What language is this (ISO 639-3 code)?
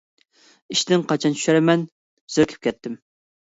uig